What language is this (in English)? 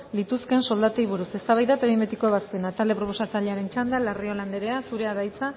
Basque